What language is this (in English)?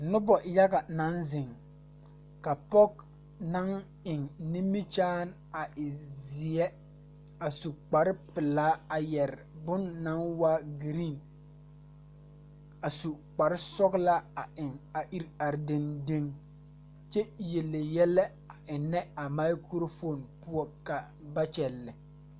Southern Dagaare